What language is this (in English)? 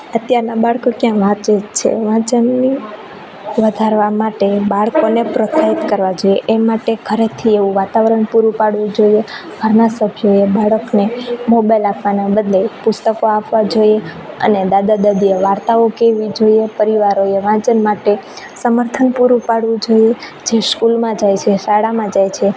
Gujarati